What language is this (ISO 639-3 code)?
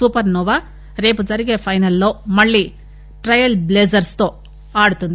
tel